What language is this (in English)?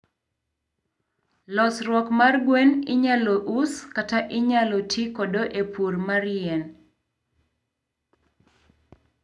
Luo (Kenya and Tanzania)